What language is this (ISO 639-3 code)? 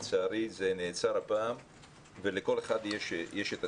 heb